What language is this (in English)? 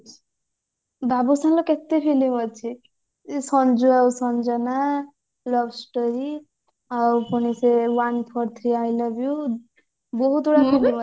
Odia